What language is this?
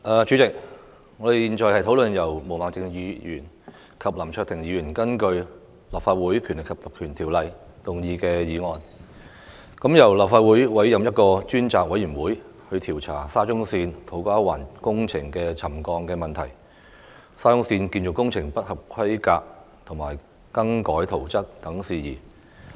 Cantonese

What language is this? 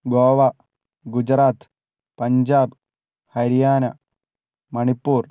Malayalam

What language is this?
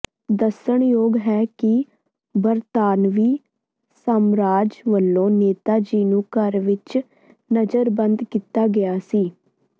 Punjabi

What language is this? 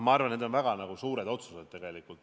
Estonian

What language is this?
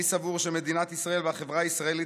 Hebrew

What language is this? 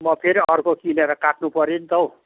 Nepali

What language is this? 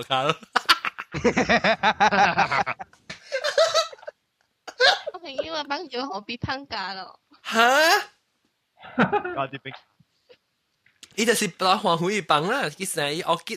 Chinese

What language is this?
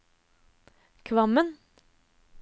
Norwegian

